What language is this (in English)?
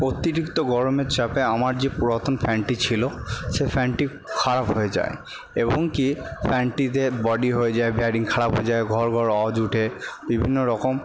Bangla